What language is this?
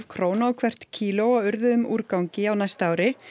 Icelandic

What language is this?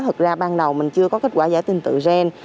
Vietnamese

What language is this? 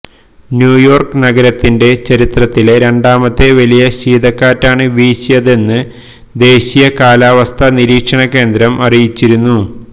Malayalam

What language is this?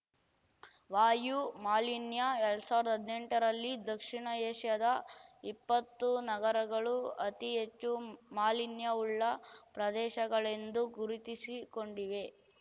Kannada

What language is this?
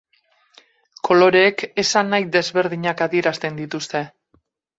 Basque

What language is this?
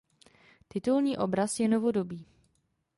Czech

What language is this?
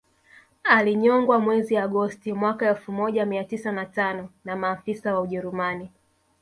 Swahili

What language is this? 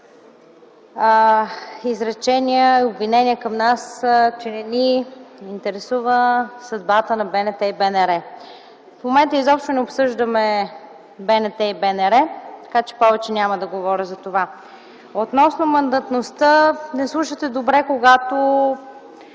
Bulgarian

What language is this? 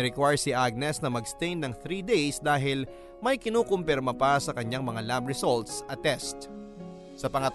Filipino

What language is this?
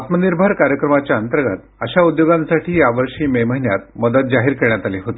Marathi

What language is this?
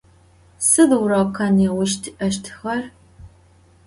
Adyghe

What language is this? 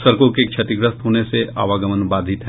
Hindi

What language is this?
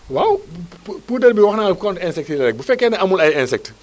Wolof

